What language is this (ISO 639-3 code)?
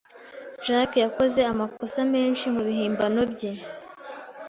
kin